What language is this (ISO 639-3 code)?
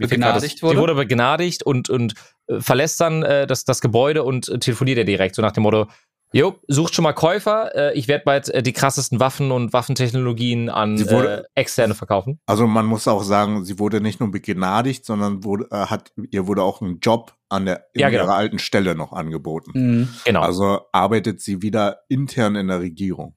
deu